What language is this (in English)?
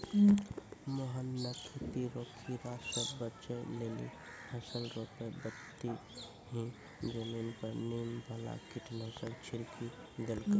Maithili